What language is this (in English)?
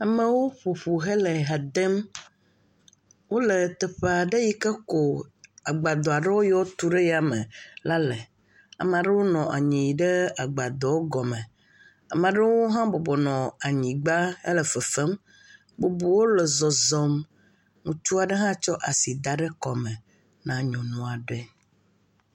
Ewe